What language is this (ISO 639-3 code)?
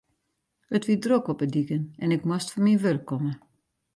fry